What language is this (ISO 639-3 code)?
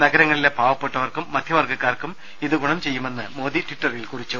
mal